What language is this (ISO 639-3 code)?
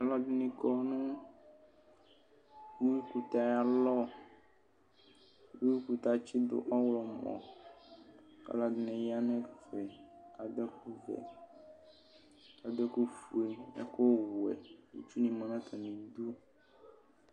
kpo